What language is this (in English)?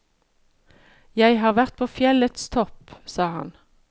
Norwegian